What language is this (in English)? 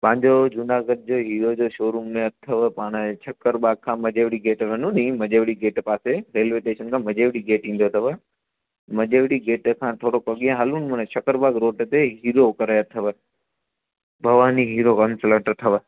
Sindhi